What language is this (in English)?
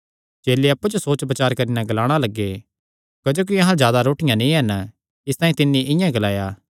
Kangri